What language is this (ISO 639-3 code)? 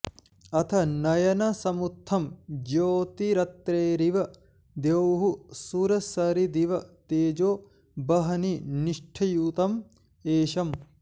san